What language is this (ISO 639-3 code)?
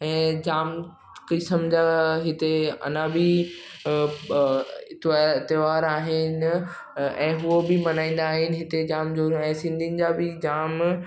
snd